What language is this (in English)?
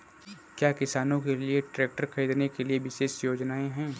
Hindi